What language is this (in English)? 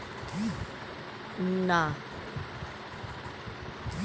Bangla